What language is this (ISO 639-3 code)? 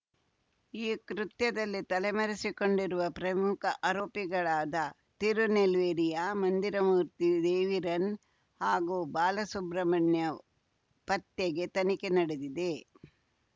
kan